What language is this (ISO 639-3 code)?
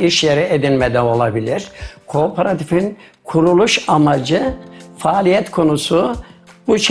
tur